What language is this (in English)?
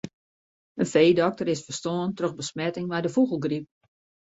Western Frisian